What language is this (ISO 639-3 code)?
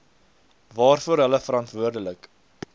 afr